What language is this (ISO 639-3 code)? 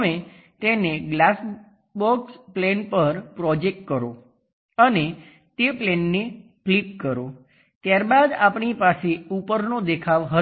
guj